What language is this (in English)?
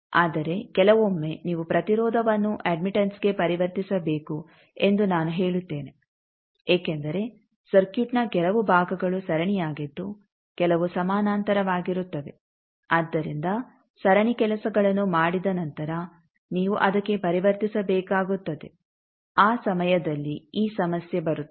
Kannada